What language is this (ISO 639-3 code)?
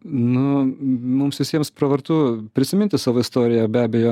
lit